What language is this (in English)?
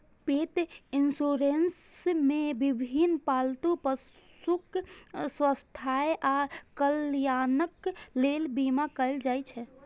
Maithili